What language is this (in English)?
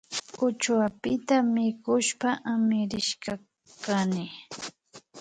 Imbabura Highland Quichua